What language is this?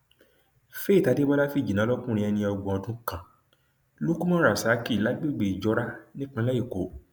Yoruba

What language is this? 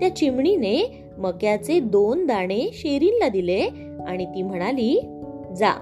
Marathi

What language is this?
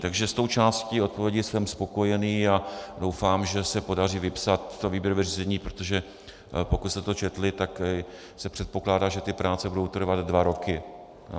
Czech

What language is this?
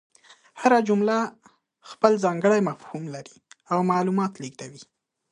Pashto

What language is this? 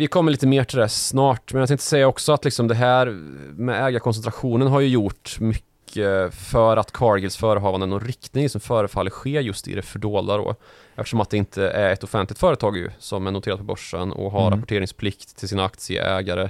Swedish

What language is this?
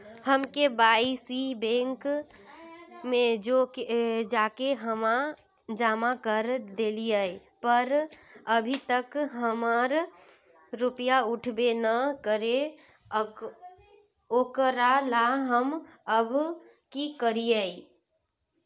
Magahi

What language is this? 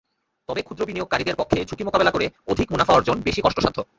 Bangla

